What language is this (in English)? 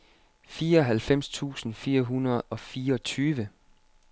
Danish